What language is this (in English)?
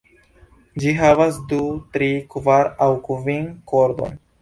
Esperanto